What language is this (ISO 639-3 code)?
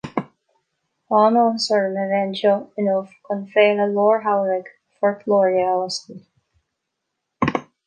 gle